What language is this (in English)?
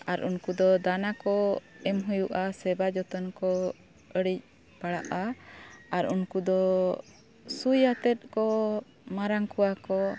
Santali